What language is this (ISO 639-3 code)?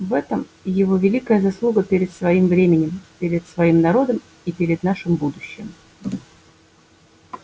rus